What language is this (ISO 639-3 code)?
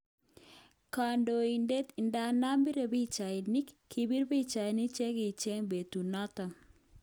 kln